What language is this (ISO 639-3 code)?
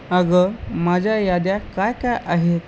mar